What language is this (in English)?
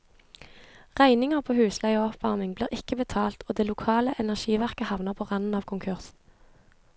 Norwegian